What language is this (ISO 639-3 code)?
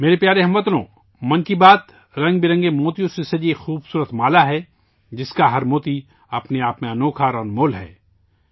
urd